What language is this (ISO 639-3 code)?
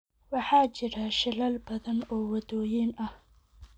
som